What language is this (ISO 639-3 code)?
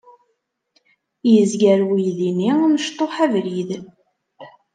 kab